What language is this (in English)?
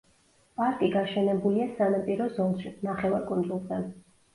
Georgian